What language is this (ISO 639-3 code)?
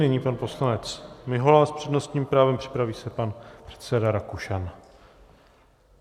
ces